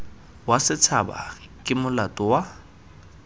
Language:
Tswana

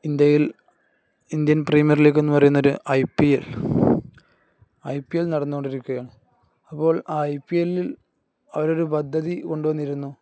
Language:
Malayalam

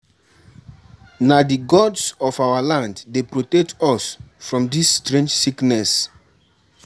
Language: Nigerian Pidgin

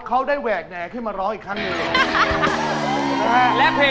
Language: Thai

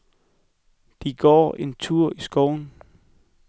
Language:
Danish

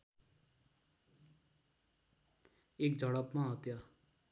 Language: Nepali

